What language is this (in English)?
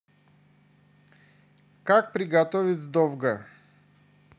Russian